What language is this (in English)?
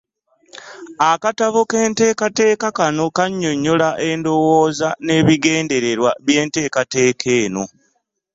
Ganda